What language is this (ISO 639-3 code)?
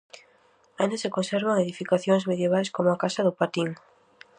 glg